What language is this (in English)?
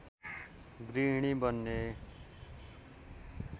Nepali